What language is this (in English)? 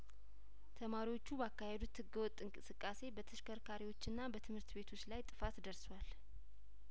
Amharic